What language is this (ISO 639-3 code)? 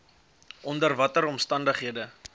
afr